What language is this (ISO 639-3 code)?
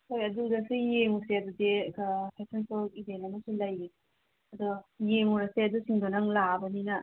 mni